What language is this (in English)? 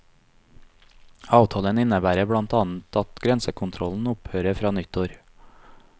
Norwegian